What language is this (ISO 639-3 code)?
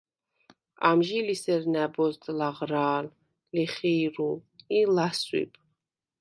sva